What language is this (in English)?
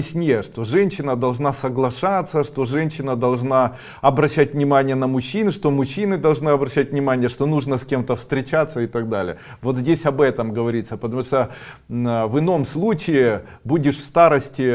Russian